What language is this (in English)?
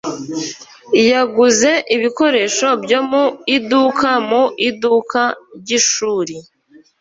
Kinyarwanda